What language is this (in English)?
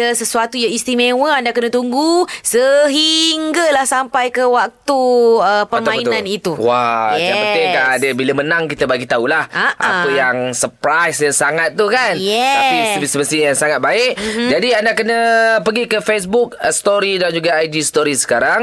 Malay